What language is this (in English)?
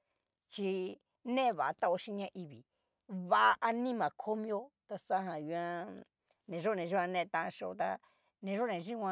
Cacaloxtepec Mixtec